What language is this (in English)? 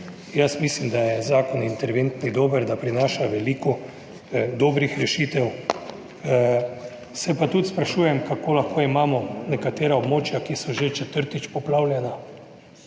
Slovenian